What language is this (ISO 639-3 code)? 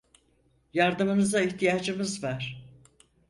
tur